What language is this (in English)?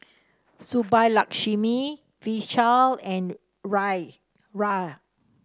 English